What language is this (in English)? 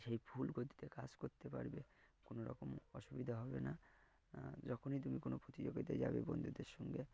Bangla